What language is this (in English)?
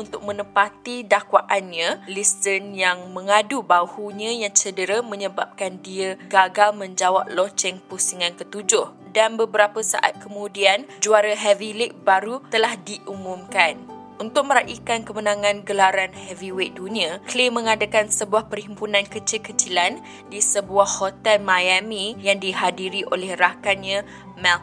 Malay